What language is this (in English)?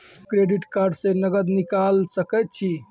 Maithili